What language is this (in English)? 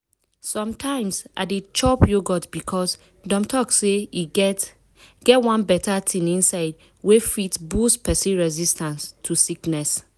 Nigerian Pidgin